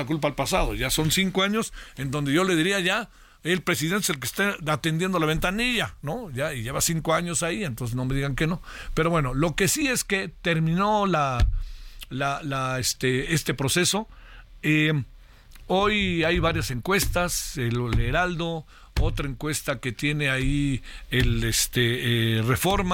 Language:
Spanish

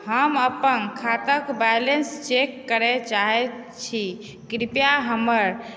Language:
Maithili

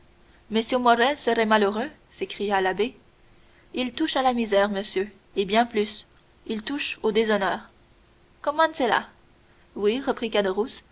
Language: French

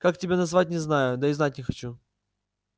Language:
Russian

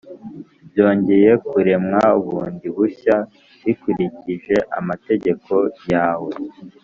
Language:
Kinyarwanda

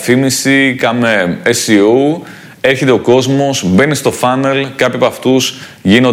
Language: Greek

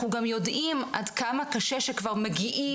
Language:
Hebrew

